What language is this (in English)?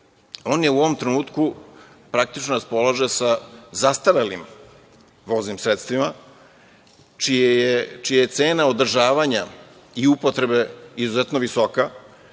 Serbian